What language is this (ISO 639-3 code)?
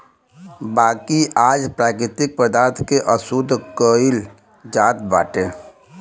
bho